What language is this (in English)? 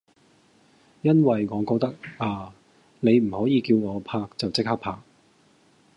Cantonese